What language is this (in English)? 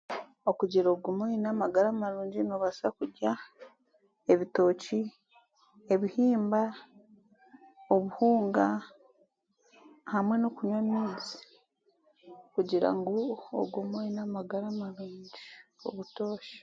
Chiga